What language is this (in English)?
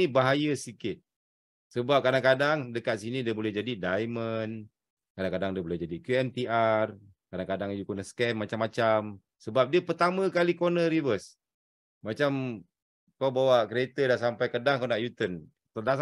Malay